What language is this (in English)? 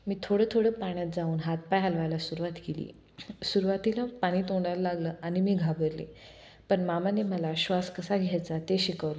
Marathi